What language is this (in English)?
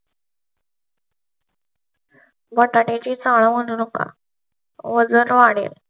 Marathi